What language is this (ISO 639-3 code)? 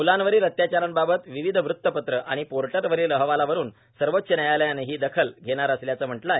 mar